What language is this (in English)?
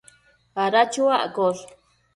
Matsés